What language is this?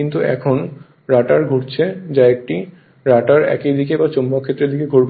Bangla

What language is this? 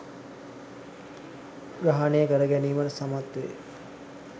Sinhala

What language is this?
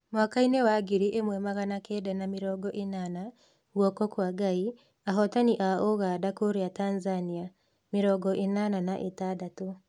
Kikuyu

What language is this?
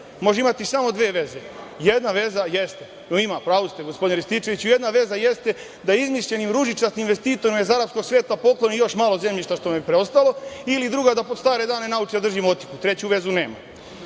Serbian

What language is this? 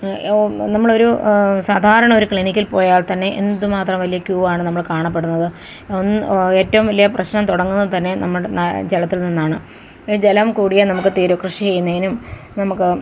Malayalam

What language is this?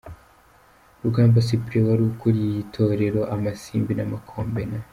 Kinyarwanda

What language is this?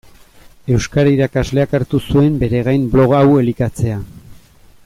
Basque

